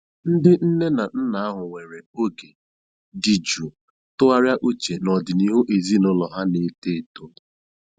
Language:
Igbo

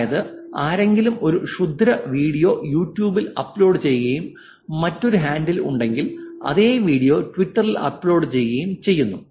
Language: Malayalam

